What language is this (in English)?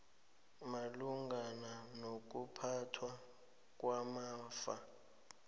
South Ndebele